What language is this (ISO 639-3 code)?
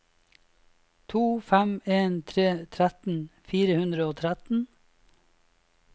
nor